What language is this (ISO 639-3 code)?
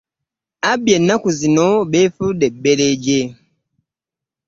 lug